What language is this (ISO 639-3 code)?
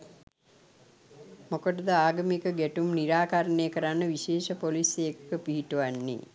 sin